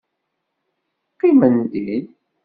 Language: Kabyle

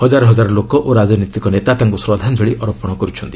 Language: Odia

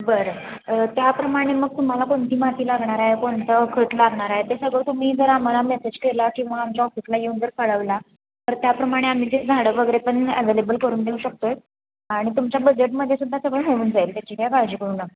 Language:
Marathi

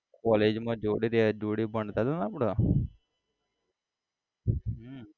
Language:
Gujarati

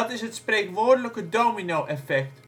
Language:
Dutch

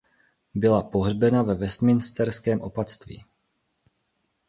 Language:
Czech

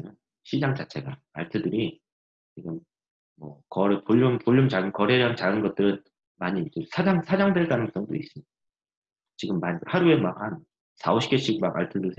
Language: Korean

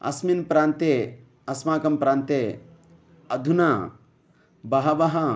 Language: Sanskrit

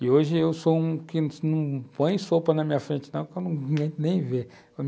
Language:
Portuguese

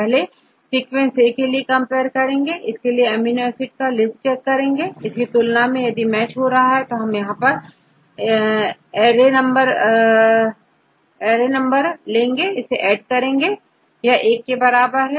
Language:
Hindi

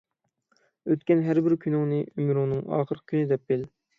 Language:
Uyghur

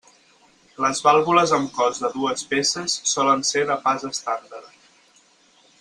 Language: Catalan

